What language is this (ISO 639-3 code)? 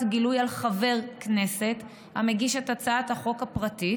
heb